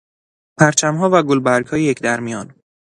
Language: Persian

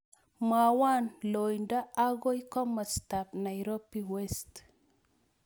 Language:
Kalenjin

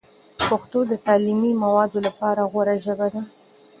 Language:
Pashto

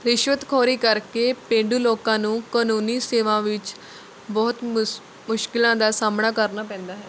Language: Punjabi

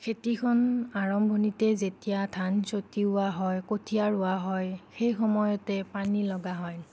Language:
Assamese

